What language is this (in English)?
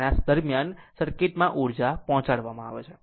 Gujarati